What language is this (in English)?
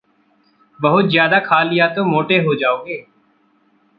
Hindi